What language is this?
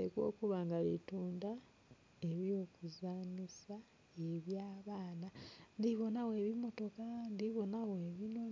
Soga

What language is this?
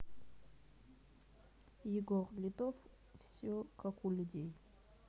Russian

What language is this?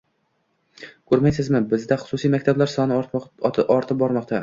Uzbek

